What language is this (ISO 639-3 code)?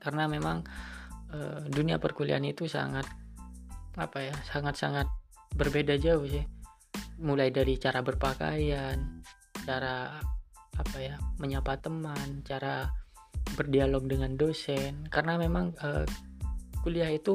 ind